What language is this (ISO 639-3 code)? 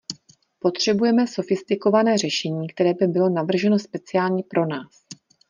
ces